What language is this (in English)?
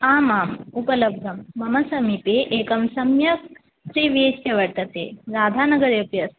Sanskrit